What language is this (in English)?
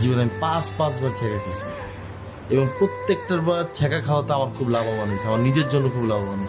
Bangla